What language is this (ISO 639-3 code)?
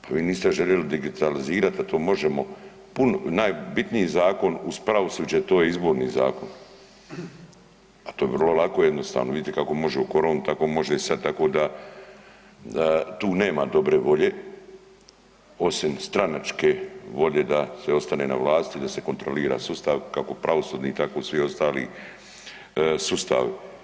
hrv